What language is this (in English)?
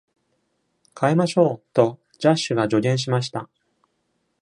Japanese